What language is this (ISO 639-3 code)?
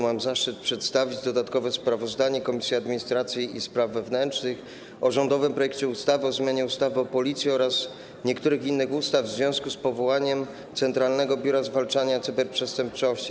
pol